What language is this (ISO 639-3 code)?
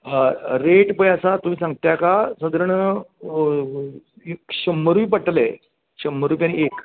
kok